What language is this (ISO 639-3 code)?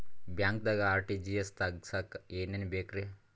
kan